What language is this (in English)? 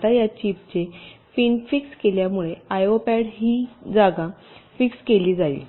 Marathi